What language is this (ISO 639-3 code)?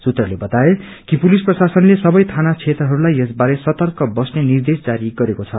nep